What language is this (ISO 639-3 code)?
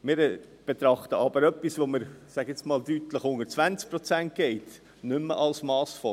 gsw